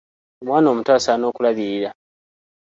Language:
Ganda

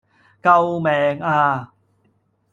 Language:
Cantonese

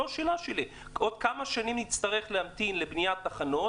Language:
Hebrew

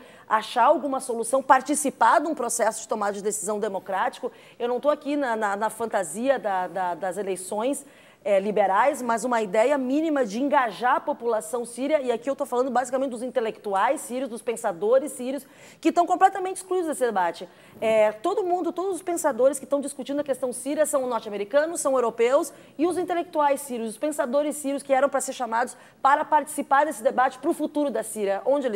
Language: Portuguese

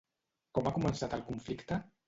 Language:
Catalan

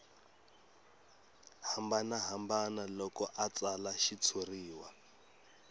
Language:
Tsonga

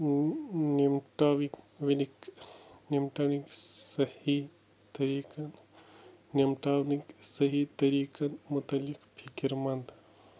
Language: Kashmiri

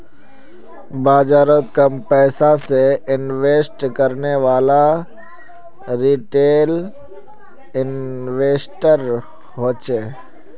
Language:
Magahi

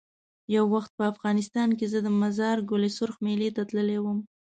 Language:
Pashto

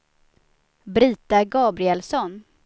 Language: Swedish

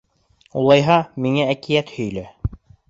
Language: Bashkir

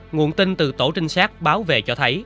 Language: Vietnamese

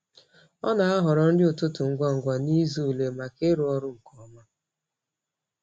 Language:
Igbo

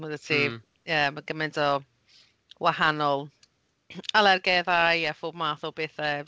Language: Welsh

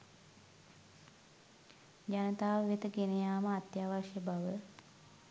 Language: Sinhala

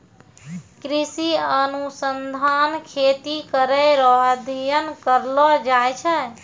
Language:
Maithili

